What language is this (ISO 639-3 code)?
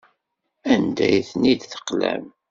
kab